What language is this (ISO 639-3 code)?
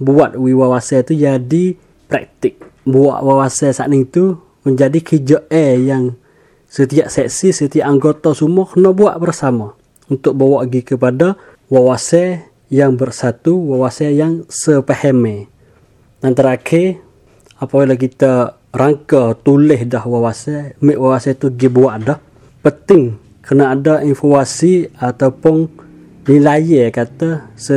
msa